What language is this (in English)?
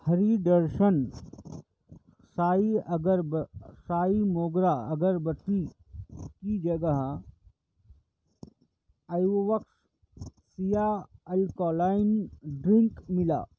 Urdu